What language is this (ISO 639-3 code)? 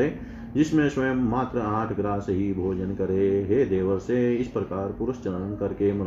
hin